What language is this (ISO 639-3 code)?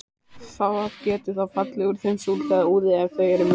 isl